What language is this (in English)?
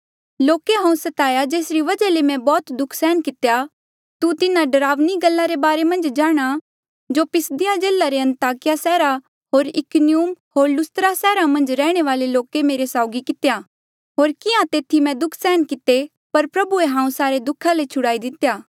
Mandeali